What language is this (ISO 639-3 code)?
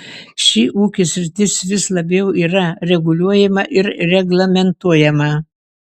lit